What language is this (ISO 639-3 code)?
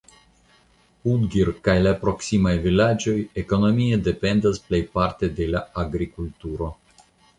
epo